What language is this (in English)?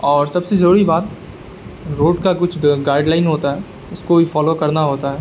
Urdu